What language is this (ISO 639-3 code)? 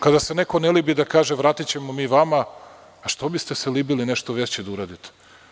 srp